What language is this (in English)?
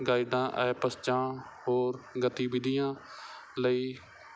Punjabi